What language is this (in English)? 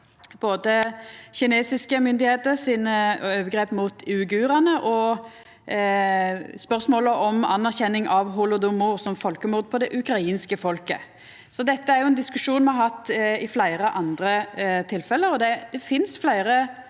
Norwegian